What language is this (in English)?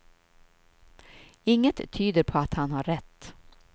Swedish